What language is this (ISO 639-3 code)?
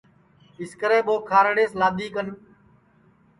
ssi